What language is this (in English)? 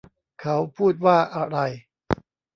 Thai